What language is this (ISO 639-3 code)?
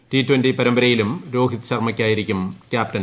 mal